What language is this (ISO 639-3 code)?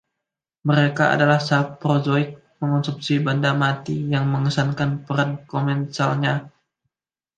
ind